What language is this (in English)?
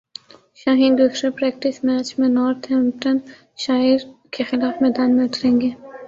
Urdu